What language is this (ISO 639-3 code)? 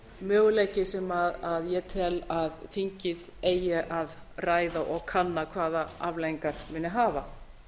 isl